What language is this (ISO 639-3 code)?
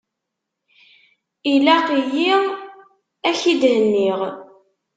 kab